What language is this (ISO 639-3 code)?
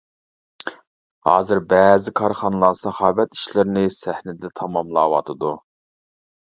uig